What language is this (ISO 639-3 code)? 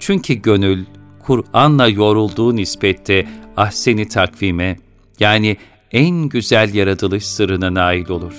tur